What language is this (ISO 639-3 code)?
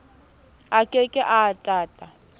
sot